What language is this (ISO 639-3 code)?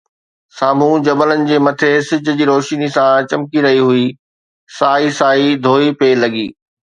snd